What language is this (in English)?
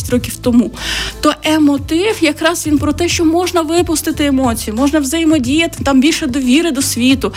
Ukrainian